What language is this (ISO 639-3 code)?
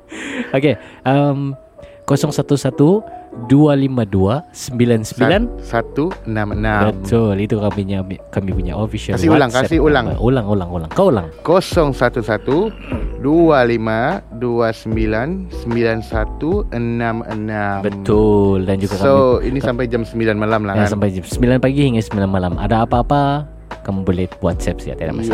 msa